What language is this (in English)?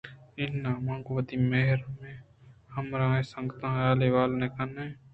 Eastern Balochi